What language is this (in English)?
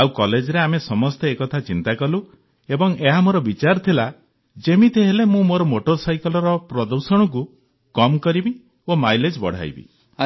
Odia